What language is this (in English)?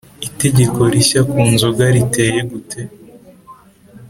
Kinyarwanda